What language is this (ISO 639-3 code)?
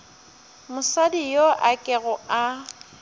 nso